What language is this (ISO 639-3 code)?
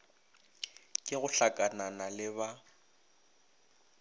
nso